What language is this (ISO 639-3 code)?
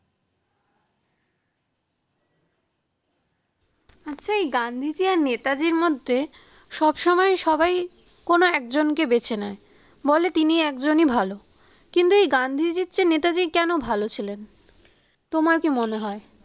ben